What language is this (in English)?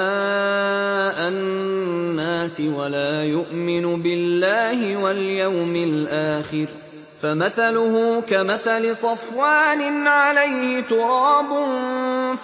Arabic